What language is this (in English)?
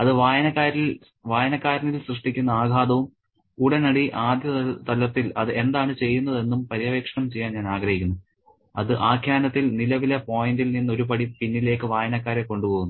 Malayalam